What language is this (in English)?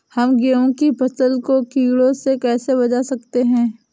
Hindi